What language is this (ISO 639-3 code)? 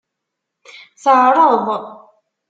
kab